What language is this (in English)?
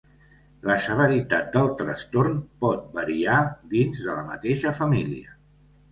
Catalan